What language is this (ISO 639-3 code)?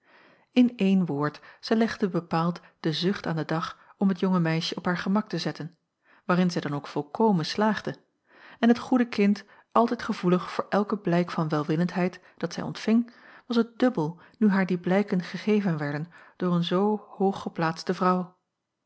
nld